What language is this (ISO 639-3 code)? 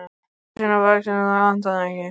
isl